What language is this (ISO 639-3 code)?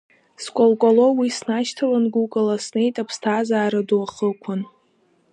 abk